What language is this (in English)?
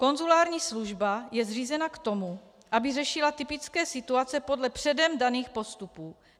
Czech